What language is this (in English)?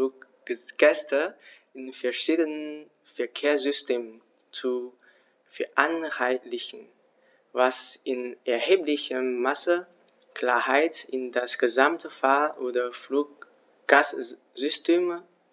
German